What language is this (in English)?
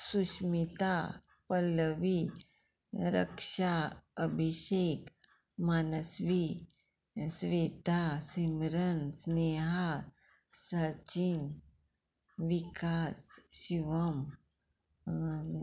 Konkani